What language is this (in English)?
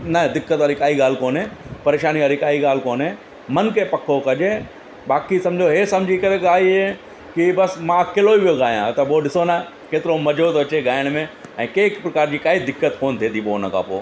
Sindhi